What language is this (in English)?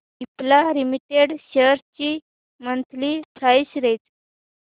Marathi